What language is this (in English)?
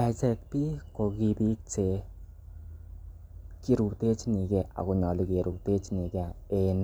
Kalenjin